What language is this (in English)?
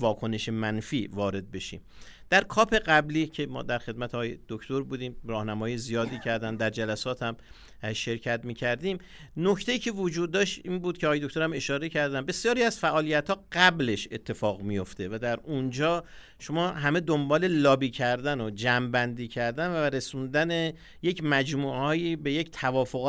Persian